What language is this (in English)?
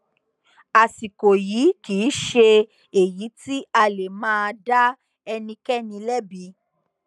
Yoruba